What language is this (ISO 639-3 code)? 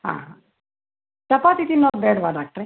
kan